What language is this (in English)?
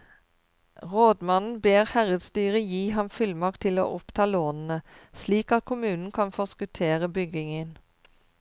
Norwegian